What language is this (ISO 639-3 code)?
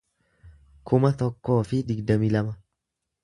orm